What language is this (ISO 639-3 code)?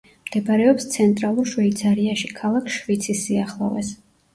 kat